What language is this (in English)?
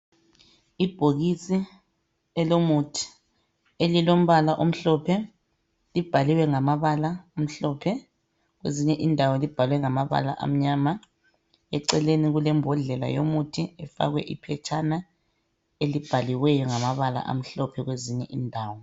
North Ndebele